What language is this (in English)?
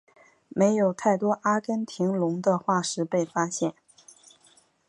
Chinese